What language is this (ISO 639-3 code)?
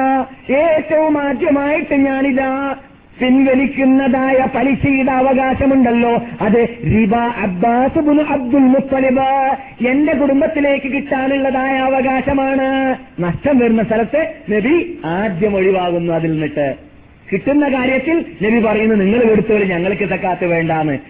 mal